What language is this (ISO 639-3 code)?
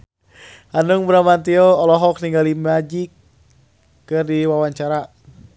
sun